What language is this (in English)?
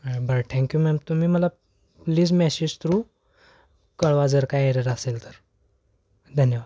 Marathi